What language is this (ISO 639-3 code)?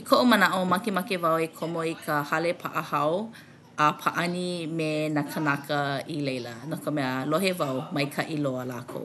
haw